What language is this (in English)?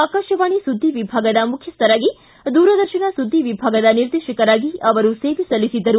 Kannada